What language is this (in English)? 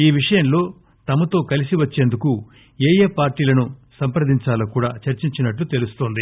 Telugu